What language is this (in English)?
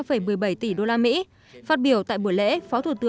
Vietnamese